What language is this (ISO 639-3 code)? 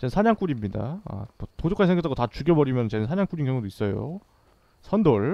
kor